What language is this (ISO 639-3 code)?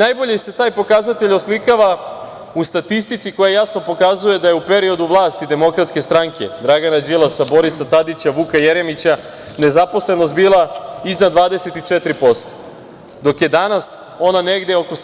srp